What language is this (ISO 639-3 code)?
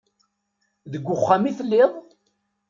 kab